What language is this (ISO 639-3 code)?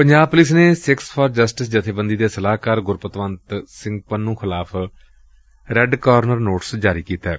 pan